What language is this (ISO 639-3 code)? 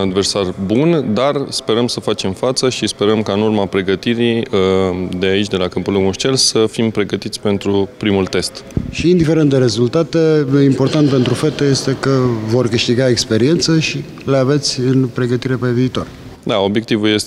ron